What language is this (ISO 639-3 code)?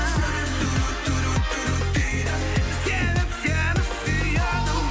kaz